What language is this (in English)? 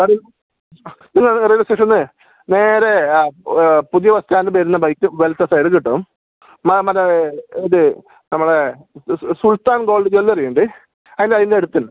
Malayalam